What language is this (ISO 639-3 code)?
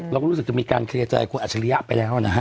tha